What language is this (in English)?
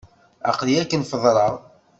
Kabyle